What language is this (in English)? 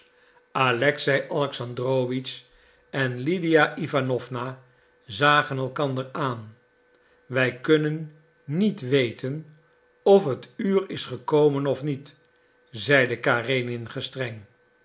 Dutch